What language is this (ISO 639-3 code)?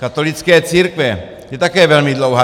ces